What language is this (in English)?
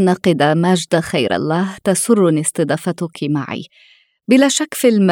Arabic